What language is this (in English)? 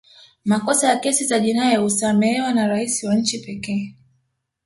Swahili